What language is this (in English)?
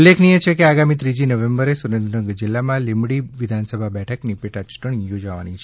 Gujarati